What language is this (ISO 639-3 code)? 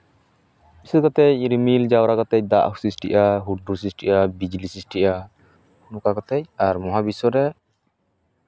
sat